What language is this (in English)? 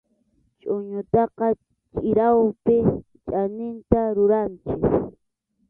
Arequipa-La Unión Quechua